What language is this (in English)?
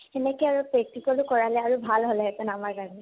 Assamese